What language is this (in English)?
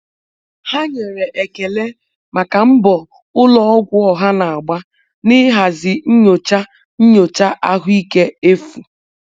Igbo